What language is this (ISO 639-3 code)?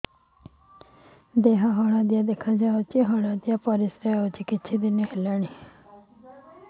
ori